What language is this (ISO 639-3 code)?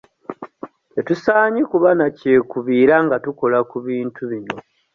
lug